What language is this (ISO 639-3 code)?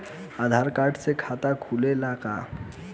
bho